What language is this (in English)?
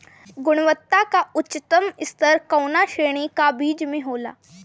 Bhojpuri